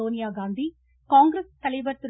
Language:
Tamil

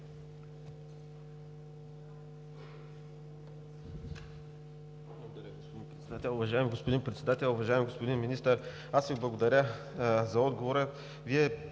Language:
Bulgarian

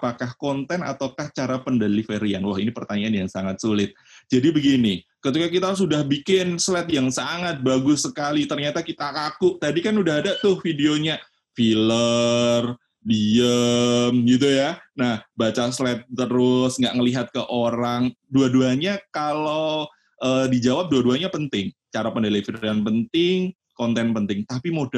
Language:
Indonesian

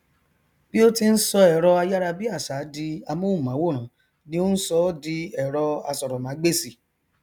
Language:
Yoruba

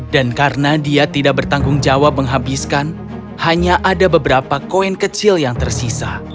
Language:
Indonesian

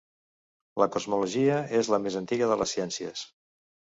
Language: Catalan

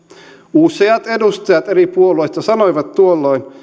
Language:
Finnish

